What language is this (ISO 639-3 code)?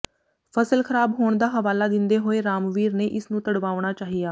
pan